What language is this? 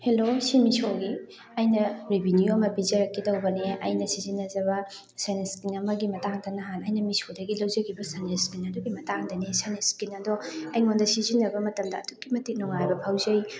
Manipuri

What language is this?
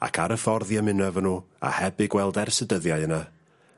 Welsh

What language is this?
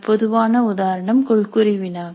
Tamil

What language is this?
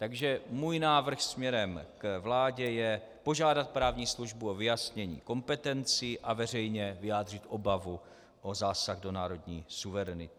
Czech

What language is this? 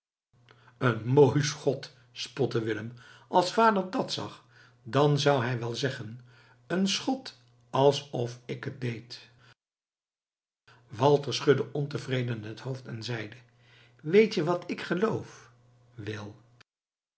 Dutch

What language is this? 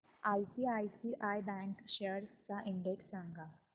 Marathi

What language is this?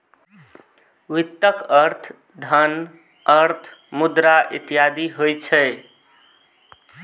Maithili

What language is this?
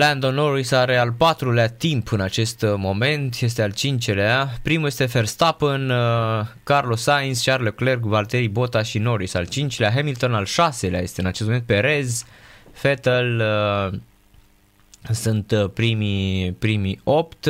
Romanian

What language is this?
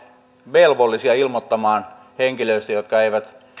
Finnish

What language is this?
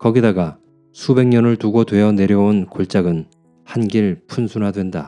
Korean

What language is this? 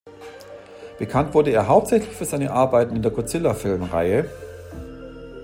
German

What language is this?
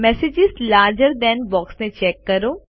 Gujarati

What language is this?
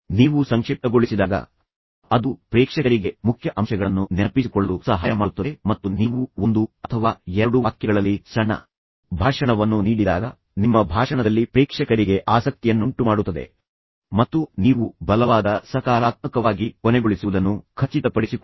Kannada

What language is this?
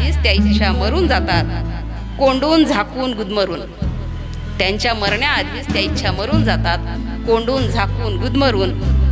Marathi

